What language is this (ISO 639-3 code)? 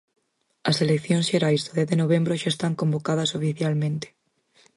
glg